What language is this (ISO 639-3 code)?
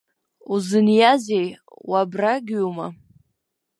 abk